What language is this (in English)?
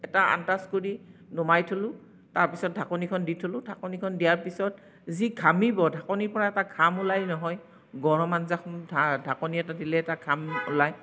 Assamese